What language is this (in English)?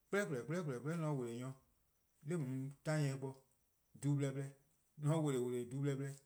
Eastern Krahn